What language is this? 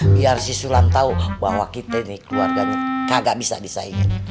Indonesian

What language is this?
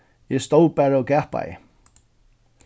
Faroese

